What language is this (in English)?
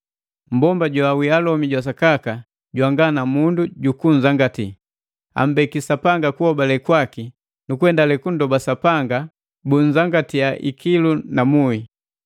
Matengo